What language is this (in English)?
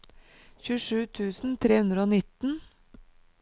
Norwegian